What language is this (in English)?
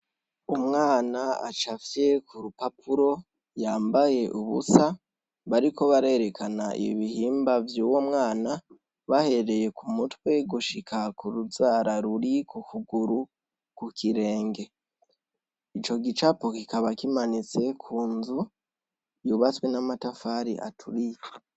Rundi